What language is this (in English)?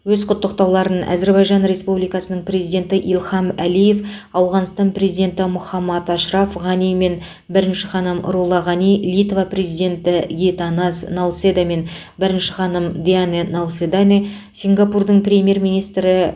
Kazakh